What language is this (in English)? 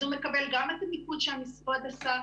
Hebrew